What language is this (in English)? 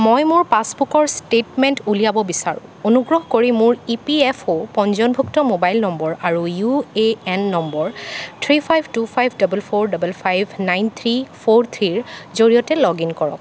Assamese